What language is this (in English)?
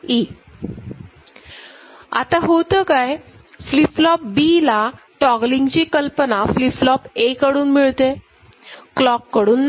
Marathi